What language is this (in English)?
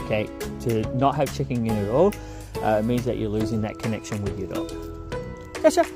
English